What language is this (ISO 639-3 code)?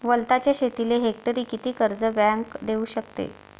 mar